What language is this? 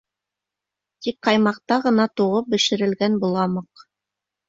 Bashkir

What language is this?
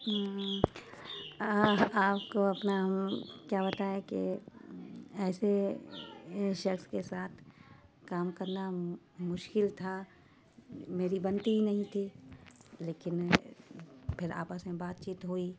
Urdu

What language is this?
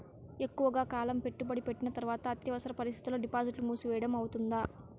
Telugu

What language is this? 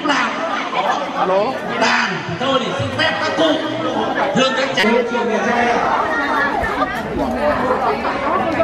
Vietnamese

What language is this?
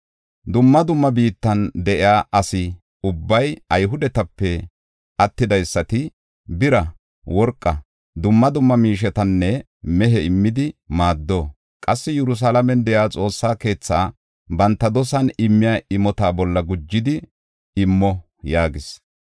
Gofa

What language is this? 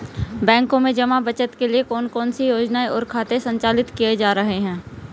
Hindi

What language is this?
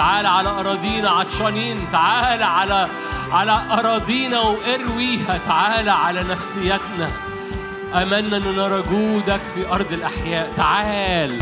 Arabic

